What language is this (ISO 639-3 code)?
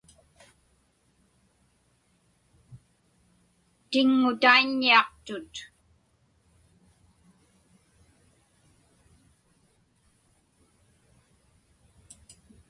ipk